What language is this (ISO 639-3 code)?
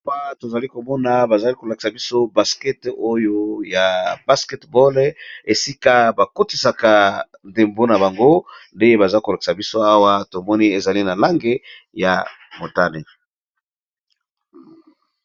lin